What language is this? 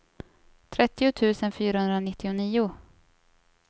Swedish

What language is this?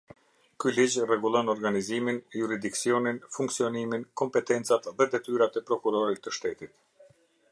Albanian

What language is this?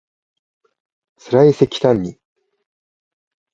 Japanese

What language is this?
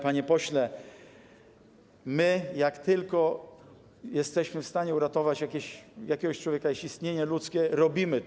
Polish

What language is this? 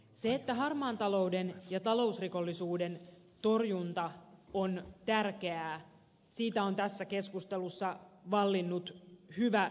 Finnish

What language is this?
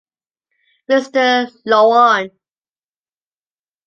English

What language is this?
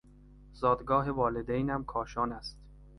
Persian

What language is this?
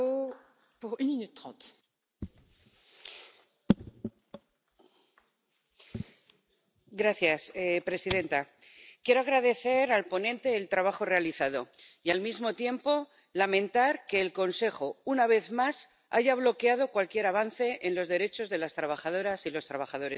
Spanish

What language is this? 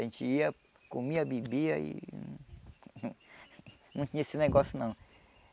Portuguese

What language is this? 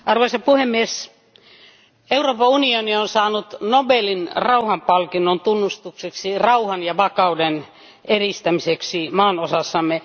Finnish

